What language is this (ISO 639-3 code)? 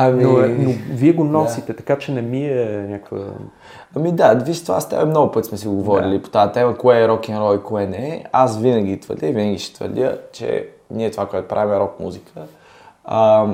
bul